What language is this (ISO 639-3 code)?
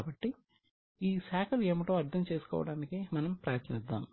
tel